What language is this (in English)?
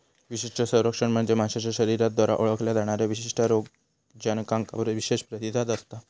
Marathi